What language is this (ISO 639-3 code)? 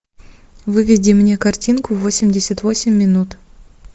rus